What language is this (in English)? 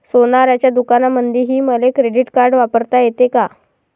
Marathi